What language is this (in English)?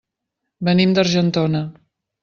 Catalan